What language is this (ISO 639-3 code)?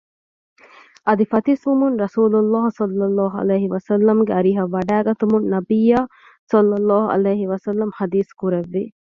div